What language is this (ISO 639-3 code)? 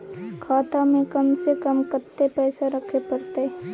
mai